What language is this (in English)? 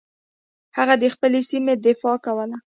Pashto